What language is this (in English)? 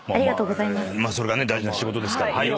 Japanese